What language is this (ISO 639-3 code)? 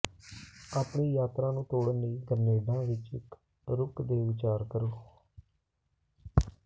pan